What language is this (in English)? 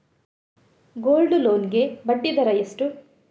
Kannada